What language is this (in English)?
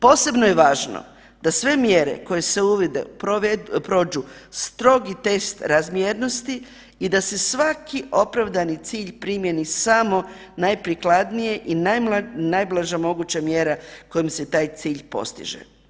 Croatian